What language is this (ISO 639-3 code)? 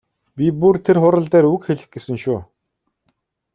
mon